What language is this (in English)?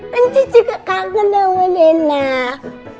Indonesian